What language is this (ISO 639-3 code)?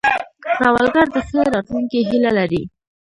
pus